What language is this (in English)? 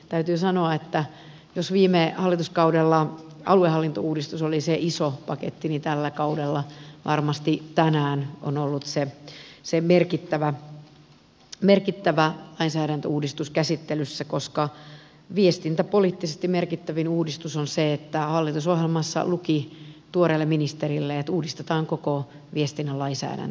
Finnish